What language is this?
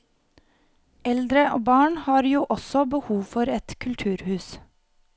Norwegian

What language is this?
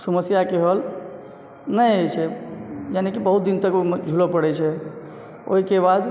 Maithili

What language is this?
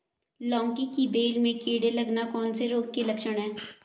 Hindi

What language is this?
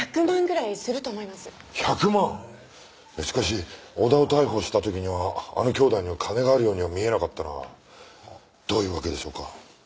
Japanese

